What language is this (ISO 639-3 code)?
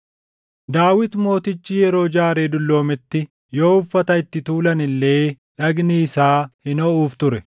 orm